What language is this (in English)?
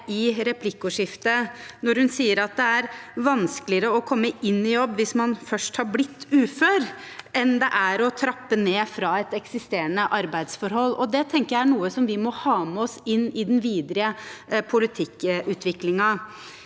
Norwegian